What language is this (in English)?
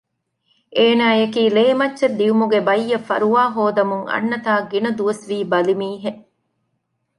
Divehi